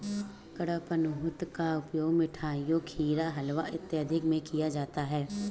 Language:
Hindi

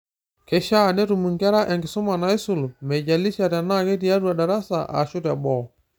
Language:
Masai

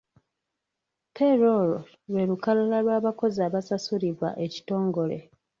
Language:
Ganda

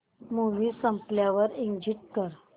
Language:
Marathi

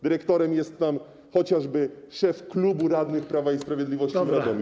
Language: Polish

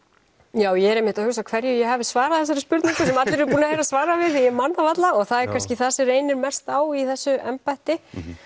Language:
Icelandic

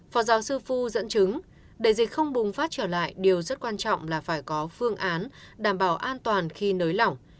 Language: Vietnamese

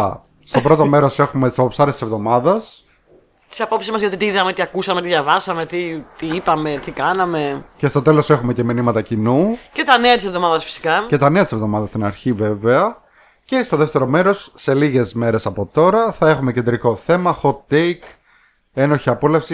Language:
Greek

